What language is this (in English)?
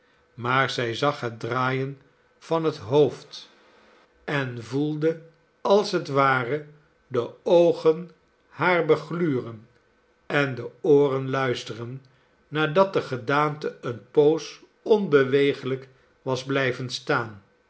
Dutch